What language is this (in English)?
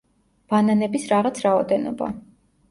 Georgian